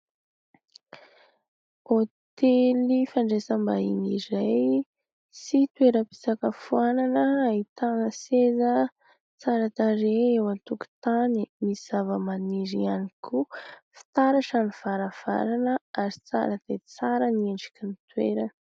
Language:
Malagasy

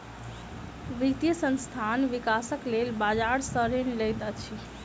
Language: Maithili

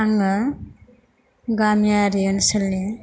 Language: Bodo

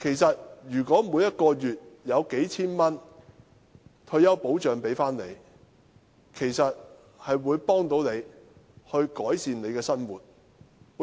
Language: Cantonese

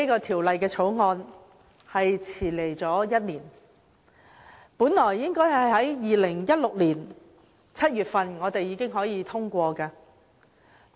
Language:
Cantonese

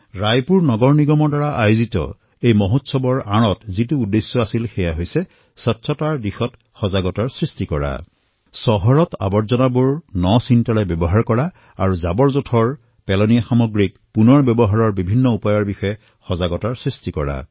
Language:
Assamese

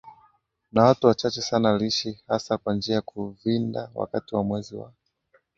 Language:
Swahili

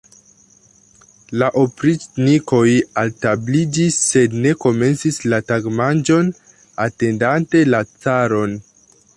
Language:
Esperanto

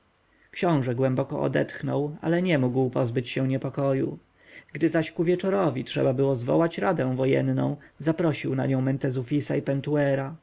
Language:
Polish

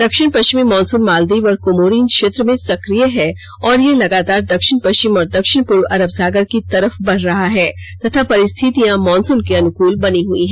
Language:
Hindi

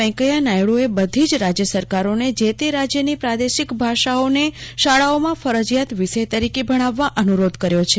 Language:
Gujarati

